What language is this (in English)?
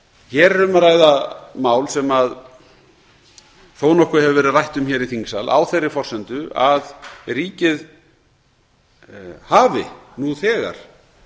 Icelandic